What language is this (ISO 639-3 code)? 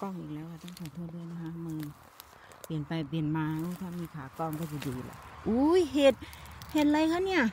tha